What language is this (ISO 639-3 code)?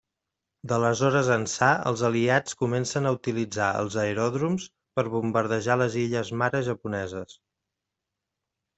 cat